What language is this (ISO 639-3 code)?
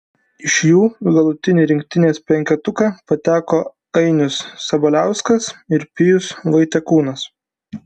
lit